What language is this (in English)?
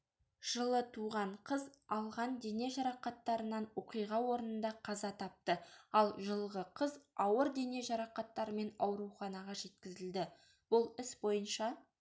Kazakh